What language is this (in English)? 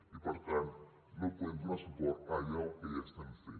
Catalan